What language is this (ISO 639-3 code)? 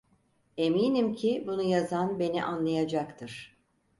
tur